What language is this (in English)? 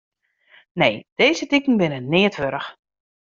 Western Frisian